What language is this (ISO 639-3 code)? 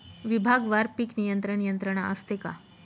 mar